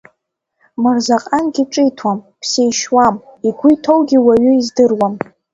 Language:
Abkhazian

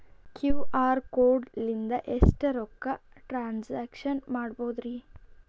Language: Kannada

